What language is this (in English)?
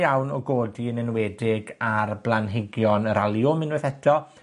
Welsh